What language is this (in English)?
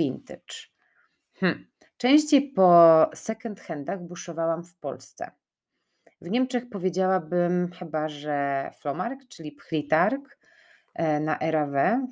Polish